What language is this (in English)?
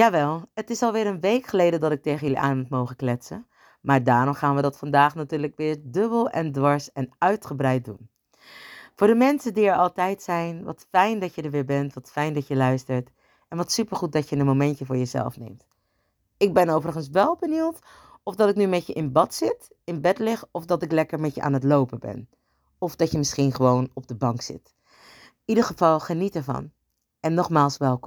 Dutch